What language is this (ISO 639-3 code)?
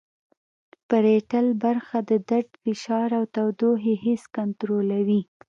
pus